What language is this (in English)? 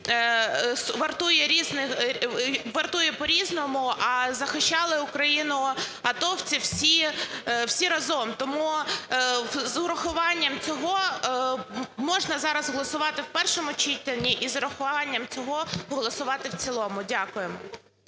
Ukrainian